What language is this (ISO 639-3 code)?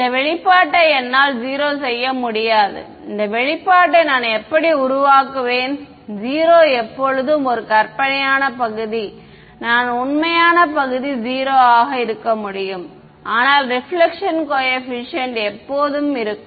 tam